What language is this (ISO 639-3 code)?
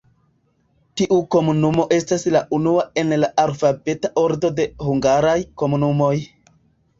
epo